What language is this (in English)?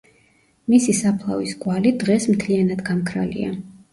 Georgian